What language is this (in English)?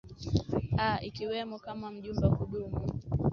Swahili